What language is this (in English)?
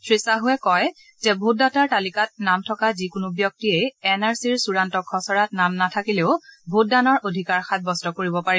Assamese